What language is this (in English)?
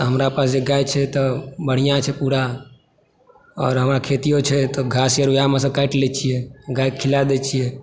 Maithili